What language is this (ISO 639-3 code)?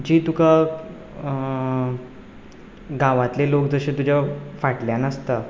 kok